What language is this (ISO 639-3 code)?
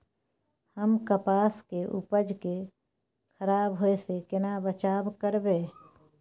mai